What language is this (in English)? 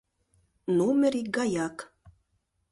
Mari